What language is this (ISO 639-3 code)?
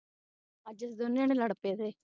pan